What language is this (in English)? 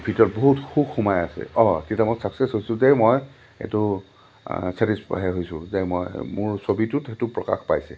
Assamese